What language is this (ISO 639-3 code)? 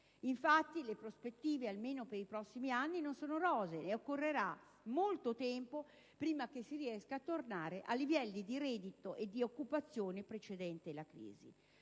ita